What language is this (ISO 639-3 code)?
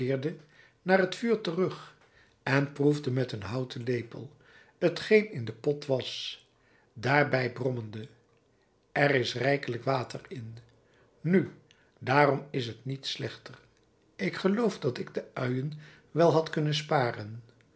nld